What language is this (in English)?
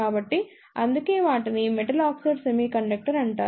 Telugu